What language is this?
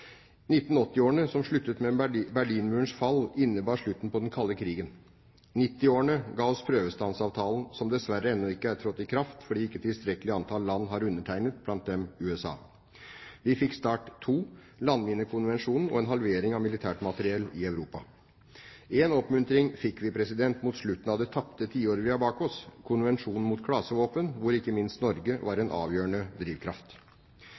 Norwegian Bokmål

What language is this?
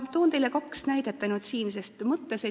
Estonian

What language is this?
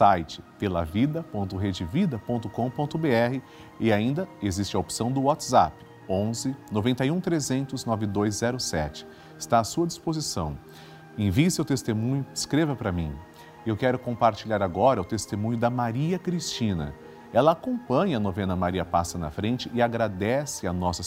Portuguese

